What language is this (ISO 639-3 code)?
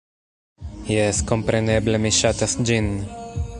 epo